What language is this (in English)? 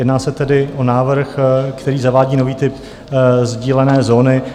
Czech